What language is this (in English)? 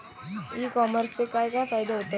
Marathi